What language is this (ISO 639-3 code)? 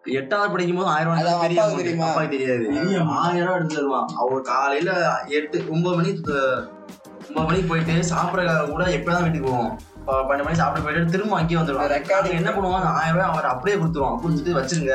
tam